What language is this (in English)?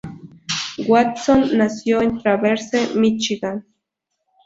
Spanish